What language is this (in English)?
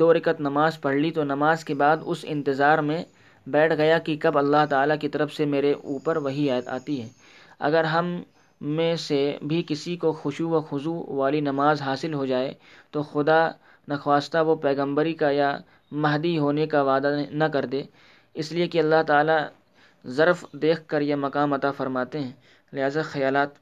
Urdu